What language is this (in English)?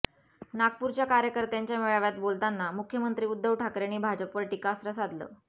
Marathi